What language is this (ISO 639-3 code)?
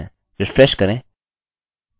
hin